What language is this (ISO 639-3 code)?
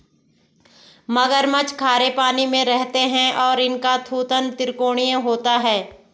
hin